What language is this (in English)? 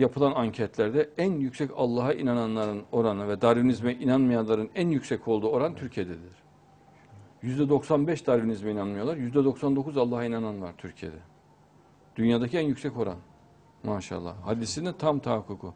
Turkish